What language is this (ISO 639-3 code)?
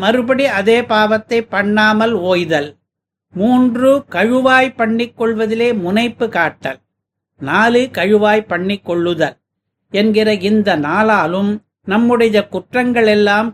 tam